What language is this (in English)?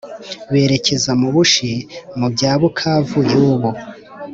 Kinyarwanda